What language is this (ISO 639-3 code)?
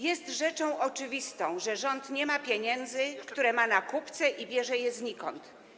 pol